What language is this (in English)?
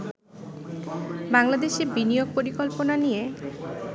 Bangla